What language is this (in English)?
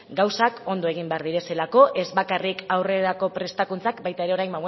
Basque